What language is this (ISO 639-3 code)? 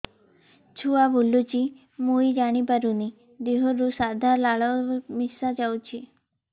ori